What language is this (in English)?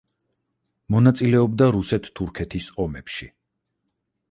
Georgian